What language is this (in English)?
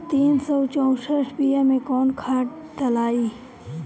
Bhojpuri